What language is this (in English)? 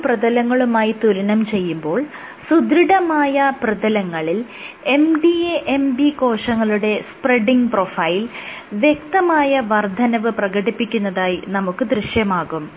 Malayalam